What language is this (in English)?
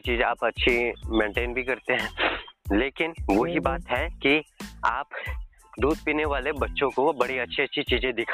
Hindi